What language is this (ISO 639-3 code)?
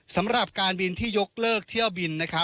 tha